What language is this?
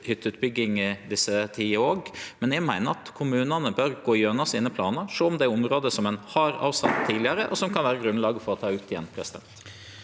Norwegian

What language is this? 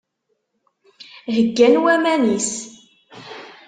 Kabyle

